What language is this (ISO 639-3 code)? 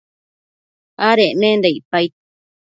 mcf